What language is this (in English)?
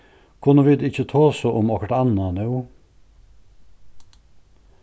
Faroese